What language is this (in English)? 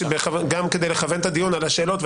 Hebrew